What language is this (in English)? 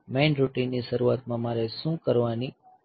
Gujarati